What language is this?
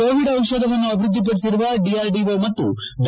Kannada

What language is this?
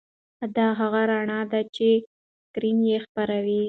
Pashto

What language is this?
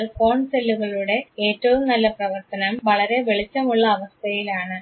Malayalam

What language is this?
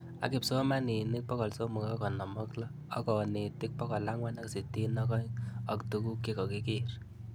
Kalenjin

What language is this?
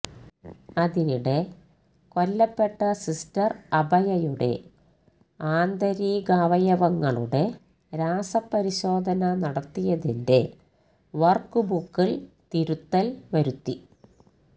Malayalam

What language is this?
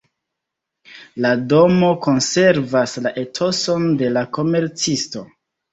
Esperanto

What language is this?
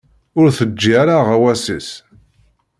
Kabyle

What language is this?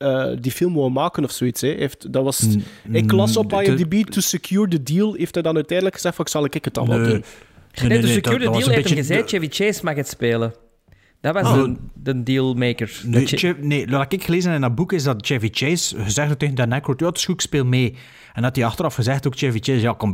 Dutch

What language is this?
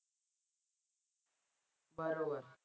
Marathi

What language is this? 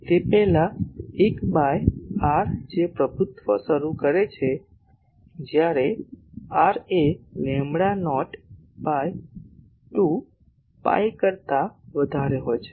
Gujarati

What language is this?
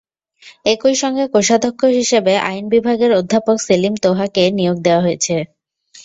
Bangla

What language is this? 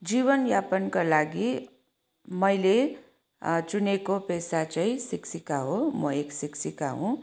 Nepali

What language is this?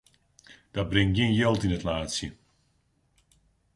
Western Frisian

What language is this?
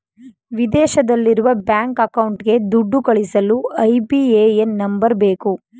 Kannada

